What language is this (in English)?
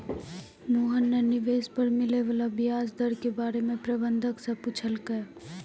Maithili